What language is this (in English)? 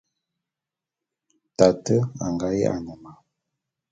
Bulu